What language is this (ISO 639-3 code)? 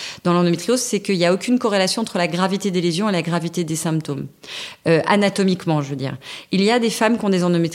fra